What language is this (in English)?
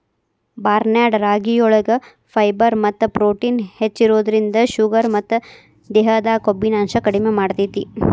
Kannada